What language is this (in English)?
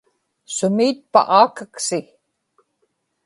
Inupiaq